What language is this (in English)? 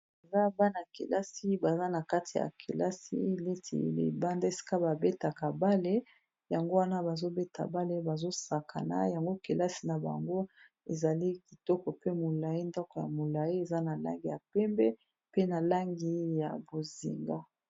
Lingala